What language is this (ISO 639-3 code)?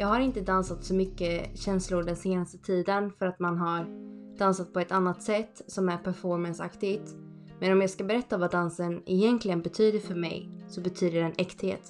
swe